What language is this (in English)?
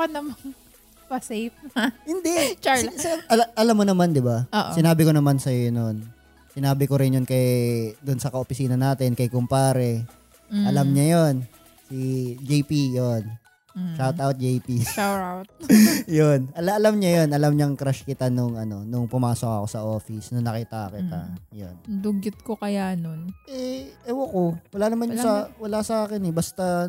Filipino